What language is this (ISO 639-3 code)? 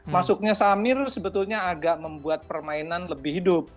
ind